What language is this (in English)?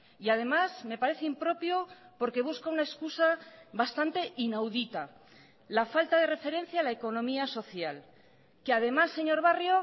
Spanish